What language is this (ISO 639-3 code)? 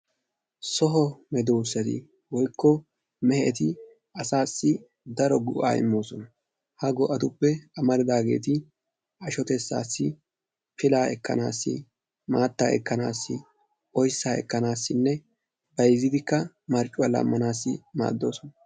wal